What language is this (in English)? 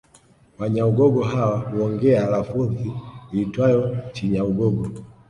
Swahili